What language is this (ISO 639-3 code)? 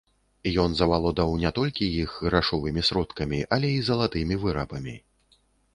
bel